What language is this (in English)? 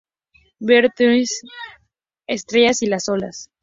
Spanish